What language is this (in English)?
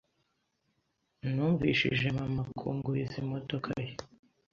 Kinyarwanda